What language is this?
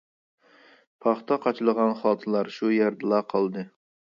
Uyghur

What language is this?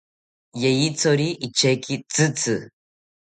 South Ucayali Ashéninka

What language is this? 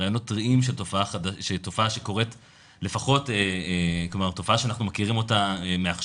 Hebrew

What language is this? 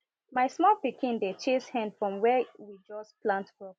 Nigerian Pidgin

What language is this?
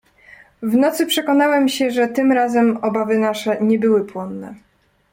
Polish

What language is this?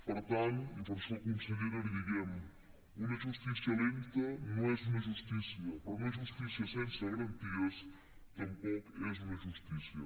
Catalan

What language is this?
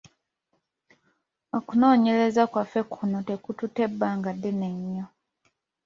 Ganda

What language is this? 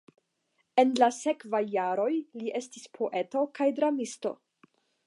Esperanto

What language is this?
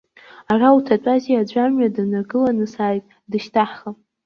Abkhazian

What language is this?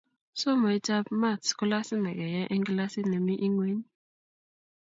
Kalenjin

